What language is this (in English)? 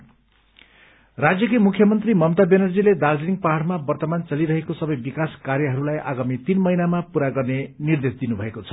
Nepali